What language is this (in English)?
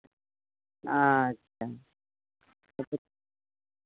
Maithili